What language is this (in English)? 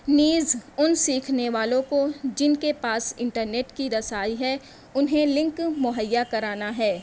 Urdu